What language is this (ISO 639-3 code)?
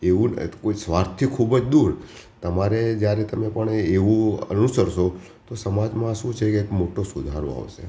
guj